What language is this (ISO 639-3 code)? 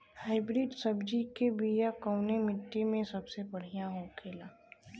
bho